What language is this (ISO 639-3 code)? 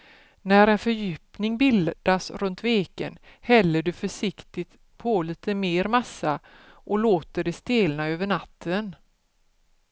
swe